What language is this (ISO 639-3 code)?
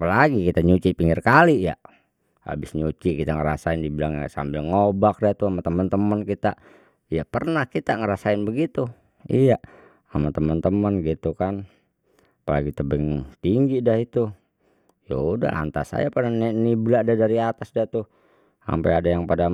bew